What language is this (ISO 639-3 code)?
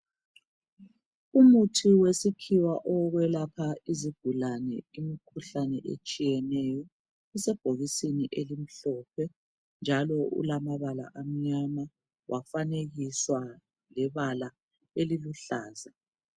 nde